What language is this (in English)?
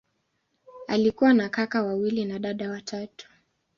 Swahili